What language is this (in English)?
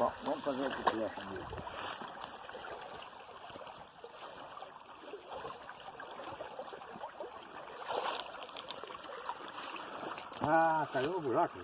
Portuguese